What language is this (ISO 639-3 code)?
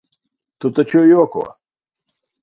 lav